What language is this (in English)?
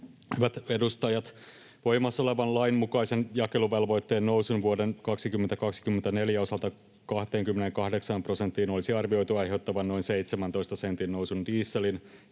Finnish